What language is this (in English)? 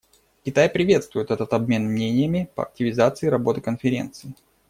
Russian